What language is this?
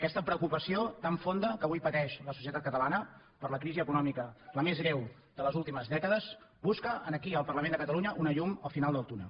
Catalan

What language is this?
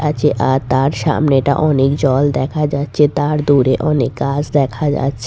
Bangla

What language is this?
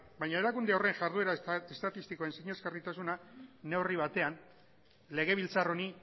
Basque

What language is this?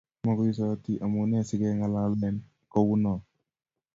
Kalenjin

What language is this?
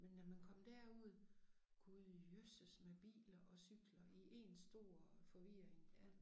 Danish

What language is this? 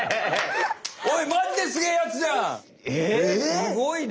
Japanese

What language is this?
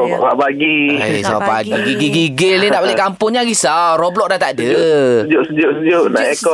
Malay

